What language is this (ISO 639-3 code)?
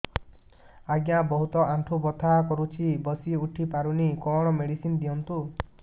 ori